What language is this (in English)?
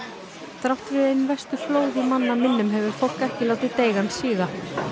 Icelandic